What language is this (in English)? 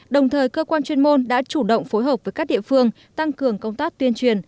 Vietnamese